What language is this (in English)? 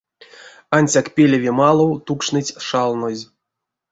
Erzya